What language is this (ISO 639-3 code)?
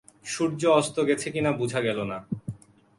ben